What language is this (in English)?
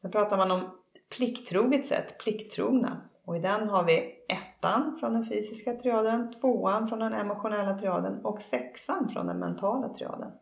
Swedish